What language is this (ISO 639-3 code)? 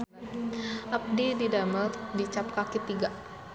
sun